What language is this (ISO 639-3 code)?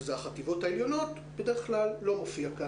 heb